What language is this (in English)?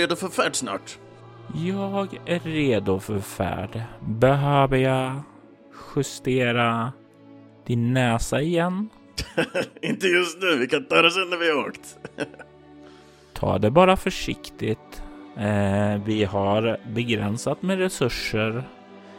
Swedish